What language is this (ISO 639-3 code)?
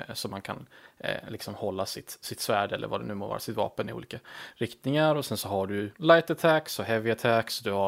swe